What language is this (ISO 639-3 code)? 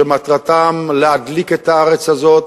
heb